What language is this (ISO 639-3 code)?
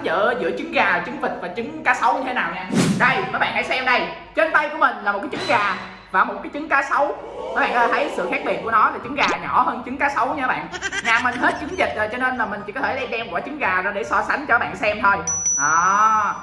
vie